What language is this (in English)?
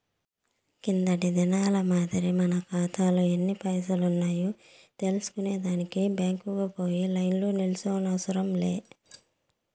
Telugu